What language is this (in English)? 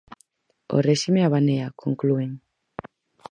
Galician